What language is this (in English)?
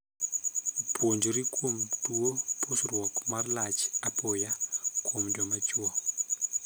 Luo (Kenya and Tanzania)